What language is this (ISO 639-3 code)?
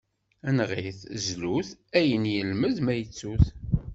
kab